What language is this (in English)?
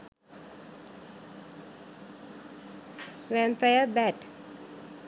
Sinhala